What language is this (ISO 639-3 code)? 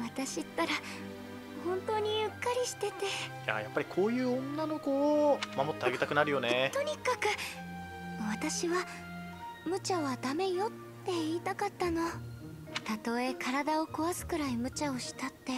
jpn